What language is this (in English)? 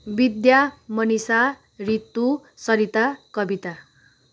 Nepali